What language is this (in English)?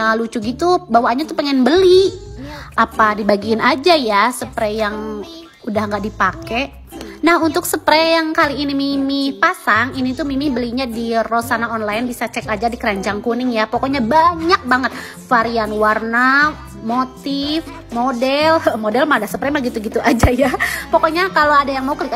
Indonesian